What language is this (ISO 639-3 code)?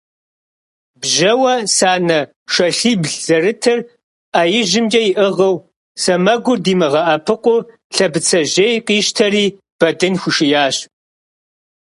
kbd